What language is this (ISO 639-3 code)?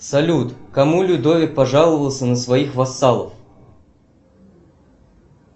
rus